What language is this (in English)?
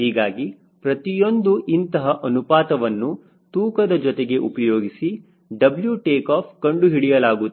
Kannada